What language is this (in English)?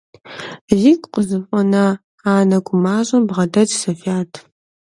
Kabardian